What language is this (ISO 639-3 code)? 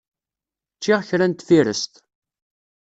kab